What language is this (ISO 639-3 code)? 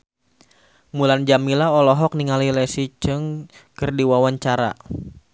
sun